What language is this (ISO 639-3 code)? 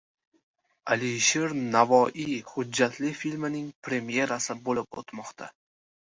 uzb